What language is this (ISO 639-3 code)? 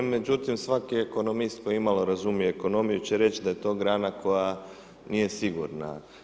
hrv